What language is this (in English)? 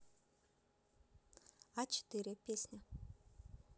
Russian